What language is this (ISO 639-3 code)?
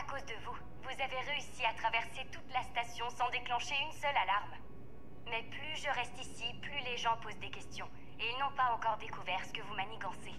fra